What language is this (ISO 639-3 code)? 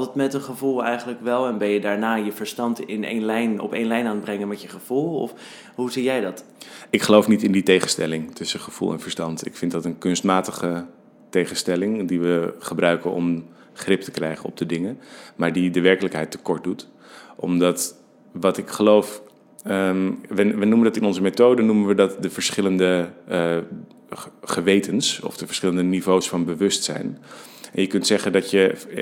nld